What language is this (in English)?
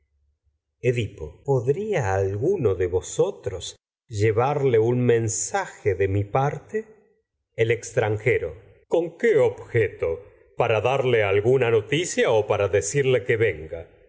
Spanish